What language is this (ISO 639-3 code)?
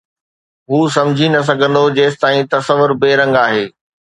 snd